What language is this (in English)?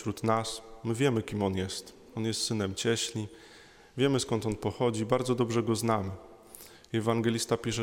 Polish